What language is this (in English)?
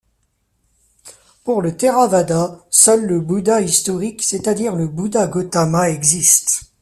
French